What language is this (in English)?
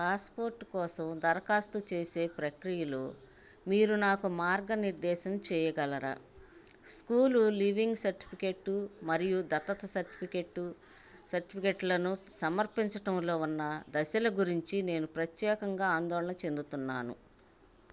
Telugu